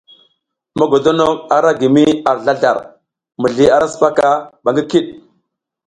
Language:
South Giziga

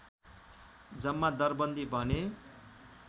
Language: Nepali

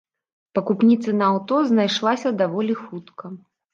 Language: Belarusian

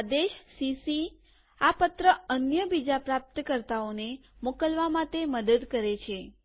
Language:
Gujarati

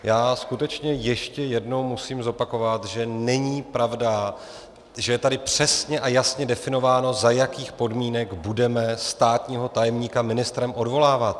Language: Czech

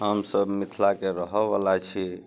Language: Maithili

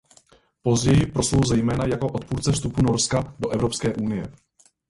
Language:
Czech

